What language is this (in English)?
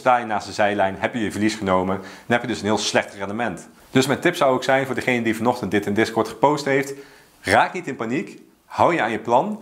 Dutch